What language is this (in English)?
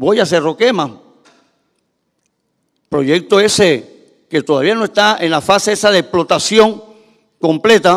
Spanish